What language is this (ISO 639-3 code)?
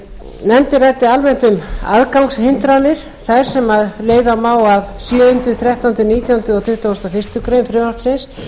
isl